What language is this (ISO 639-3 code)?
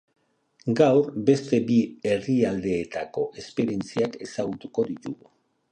eus